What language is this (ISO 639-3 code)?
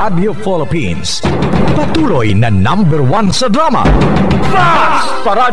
fil